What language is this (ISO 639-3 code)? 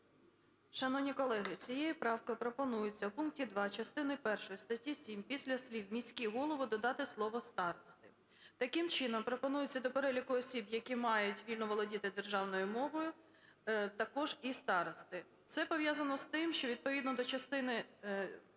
ukr